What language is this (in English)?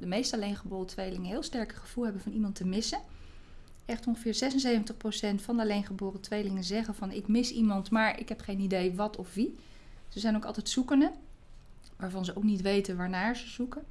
Dutch